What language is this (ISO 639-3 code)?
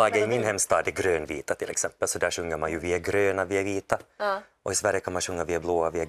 swe